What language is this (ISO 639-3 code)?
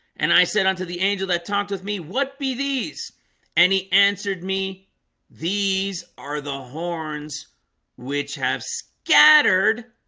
eng